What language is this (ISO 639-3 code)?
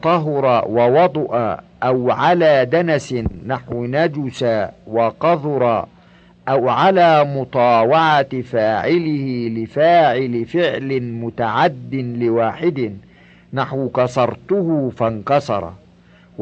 ara